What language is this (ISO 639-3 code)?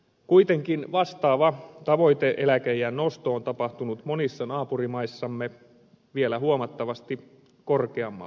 fin